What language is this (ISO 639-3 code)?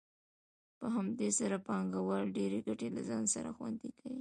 pus